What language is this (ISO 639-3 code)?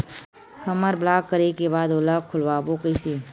hne